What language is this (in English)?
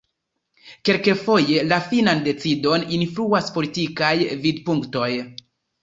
Esperanto